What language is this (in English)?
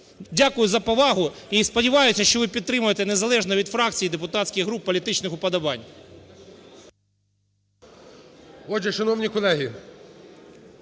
Ukrainian